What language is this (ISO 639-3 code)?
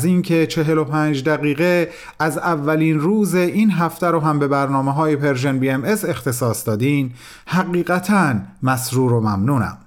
fas